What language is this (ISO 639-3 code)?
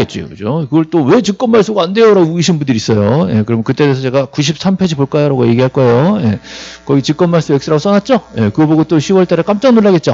kor